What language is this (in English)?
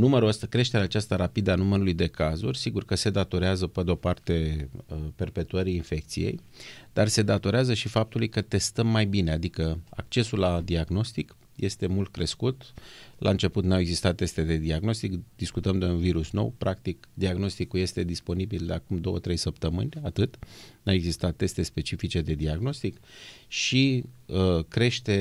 Romanian